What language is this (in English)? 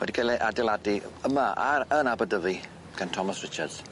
Welsh